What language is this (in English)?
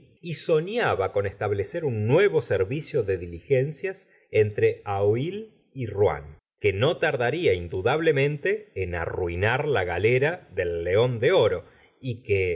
Spanish